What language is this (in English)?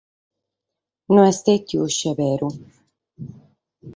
Sardinian